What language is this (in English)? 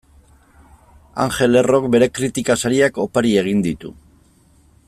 Basque